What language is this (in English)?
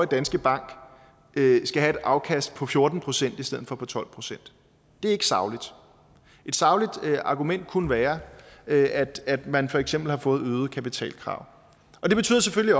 Danish